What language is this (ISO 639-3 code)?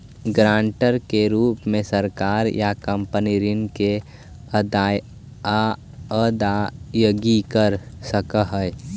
mag